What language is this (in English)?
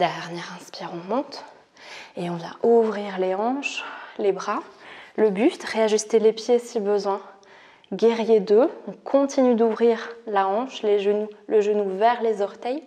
French